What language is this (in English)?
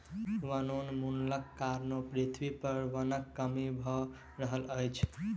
Maithili